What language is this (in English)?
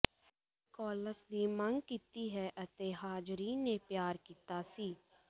Punjabi